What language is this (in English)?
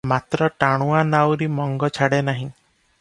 Odia